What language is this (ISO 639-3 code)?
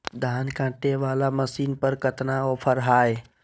mag